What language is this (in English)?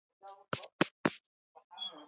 Swahili